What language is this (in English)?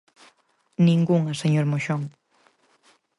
Galician